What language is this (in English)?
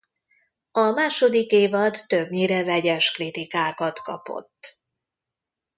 Hungarian